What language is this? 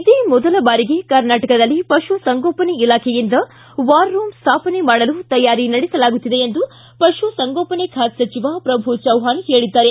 Kannada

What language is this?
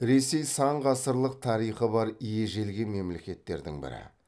Kazakh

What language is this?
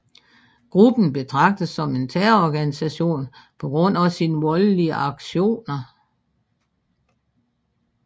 Danish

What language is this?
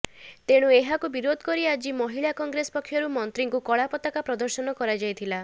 Odia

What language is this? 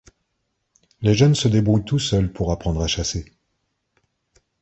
French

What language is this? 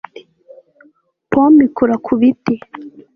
Kinyarwanda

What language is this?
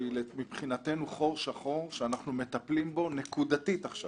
Hebrew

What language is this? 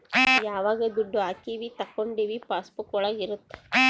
Kannada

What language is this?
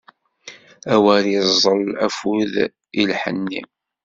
Kabyle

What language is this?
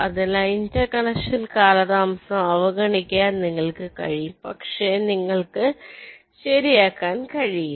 Malayalam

